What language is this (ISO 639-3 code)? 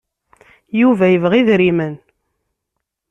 kab